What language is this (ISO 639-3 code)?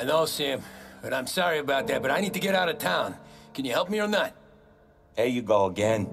eng